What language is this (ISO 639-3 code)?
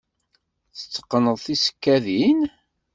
kab